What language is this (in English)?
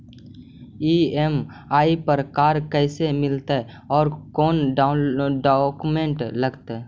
Magahi